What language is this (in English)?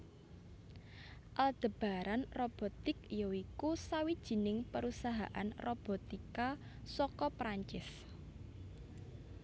Javanese